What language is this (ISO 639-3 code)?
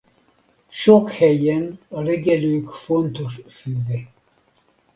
hun